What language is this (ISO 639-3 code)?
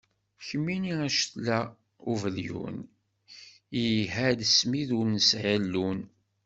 kab